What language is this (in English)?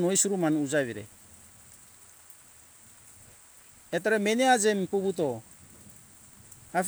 Hunjara-Kaina Ke